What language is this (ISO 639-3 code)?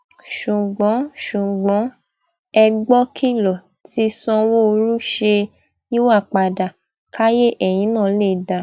yor